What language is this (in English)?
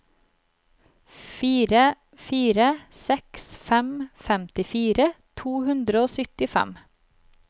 Norwegian